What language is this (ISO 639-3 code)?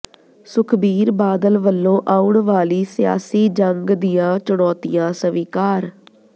pan